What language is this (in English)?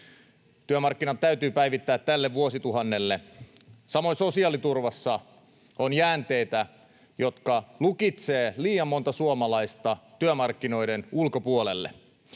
Finnish